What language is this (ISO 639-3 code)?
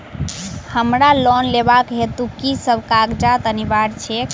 mai